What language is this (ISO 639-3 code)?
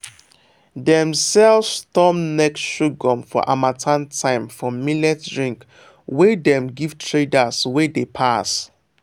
pcm